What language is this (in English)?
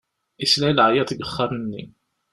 Kabyle